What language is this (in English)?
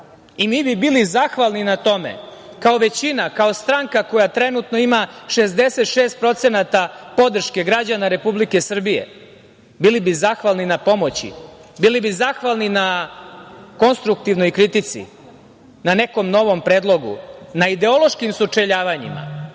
Serbian